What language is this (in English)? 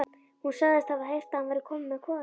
Icelandic